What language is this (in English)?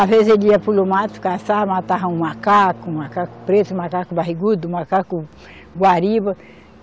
Portuguese